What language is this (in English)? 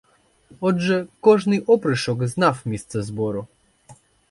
Ukrainian